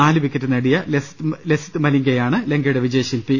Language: Malayalam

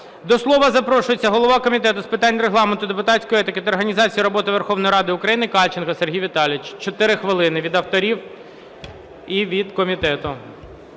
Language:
Ukrainian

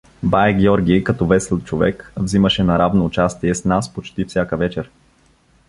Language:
Bulgarian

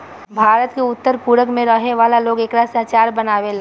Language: Bhojpuri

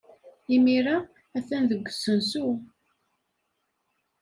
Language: Kabyle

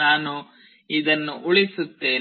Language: Kannada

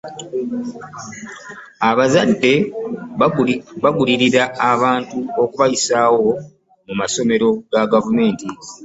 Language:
Ganda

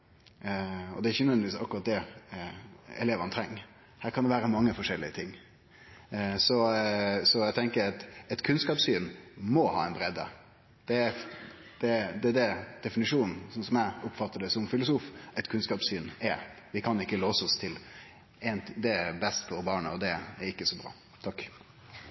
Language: Norwegian Nynorsk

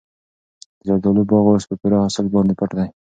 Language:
Pashto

